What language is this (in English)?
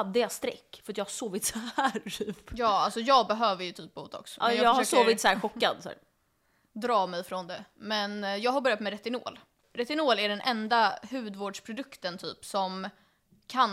Swedish